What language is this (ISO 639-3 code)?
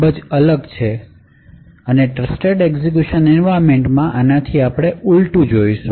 guj